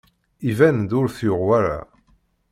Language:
Kabyle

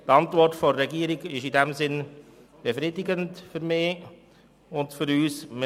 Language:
Swiss German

